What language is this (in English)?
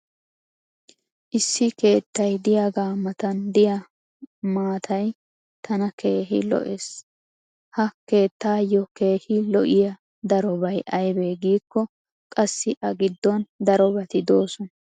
Wolaytta